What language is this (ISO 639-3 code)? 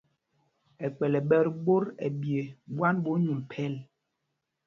mgg